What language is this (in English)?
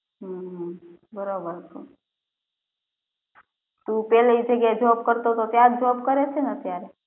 Gujarati